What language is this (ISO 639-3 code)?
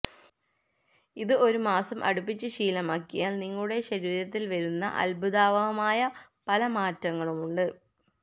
mal